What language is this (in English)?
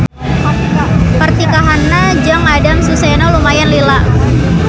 Sundanese